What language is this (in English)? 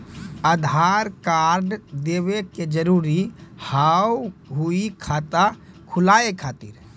Maithili